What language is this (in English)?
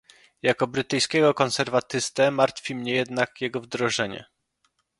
Polish